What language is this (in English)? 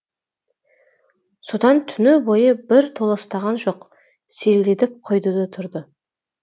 Kazakh